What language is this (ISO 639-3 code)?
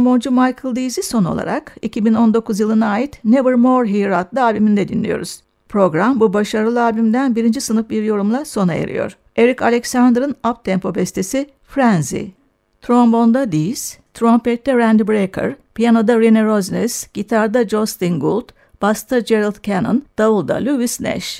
tur